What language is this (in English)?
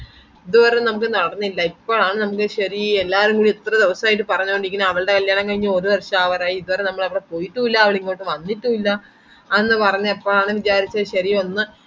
Malayalam